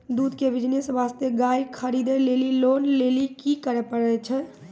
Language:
Maithili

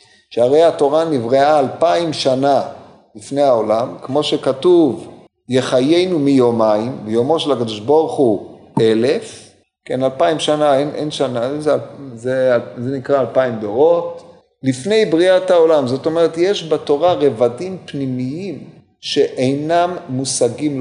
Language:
Hebrew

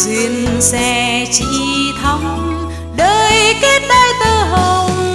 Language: Vietnamese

